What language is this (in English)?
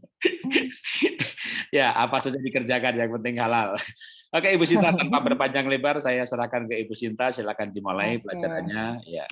Indonesian